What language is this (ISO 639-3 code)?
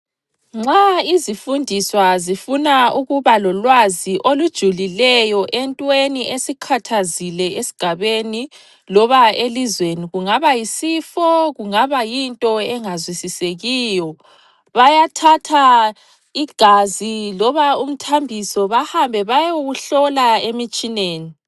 nde